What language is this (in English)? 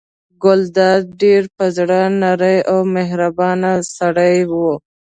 Pashto